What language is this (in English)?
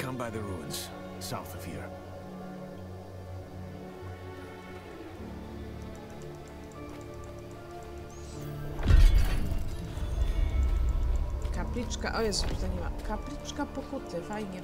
Polish